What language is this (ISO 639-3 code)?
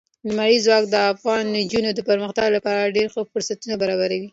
pus